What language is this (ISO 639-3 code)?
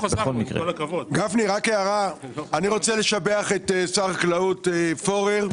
heb